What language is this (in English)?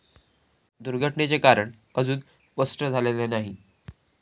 Marathi